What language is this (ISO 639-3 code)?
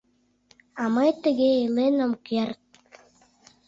chm